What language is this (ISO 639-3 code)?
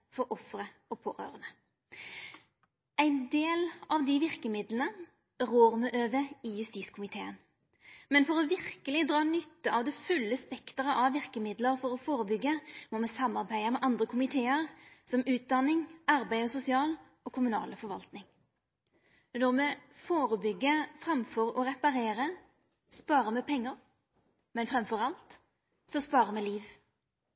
nno